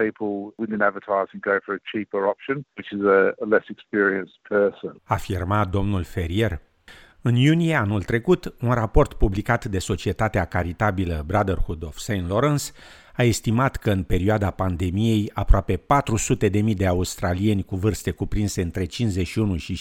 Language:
Romanian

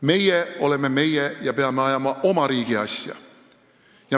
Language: Estonian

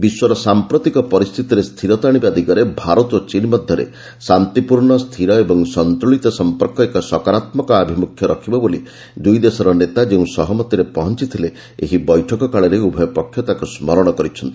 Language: Odia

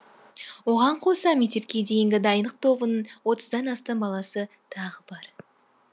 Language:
Kazakh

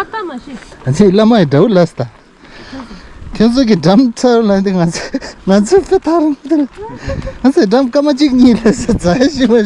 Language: Turkish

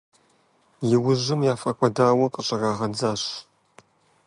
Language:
Kabardian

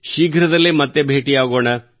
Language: Kannada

